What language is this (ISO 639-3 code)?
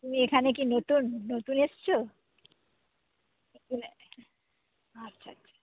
ben